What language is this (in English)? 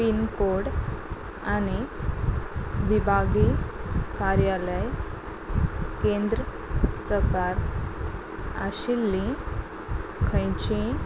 Konkani